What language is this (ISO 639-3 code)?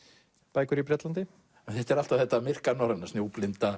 isl